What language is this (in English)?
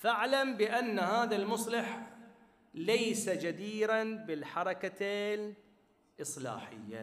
Arabic